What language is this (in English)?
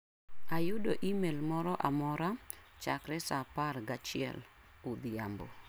Luo (Kenya and Tanzania)